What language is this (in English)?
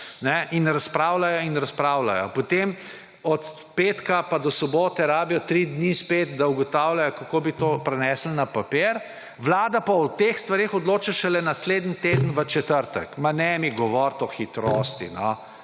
Slovenian